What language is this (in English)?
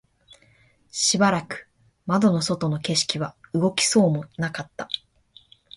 Japanese